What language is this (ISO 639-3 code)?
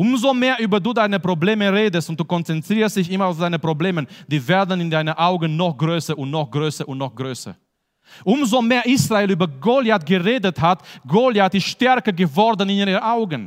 deu